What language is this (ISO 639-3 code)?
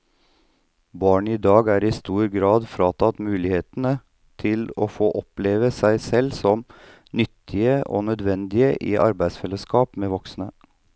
nor